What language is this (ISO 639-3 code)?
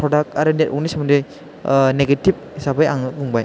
brx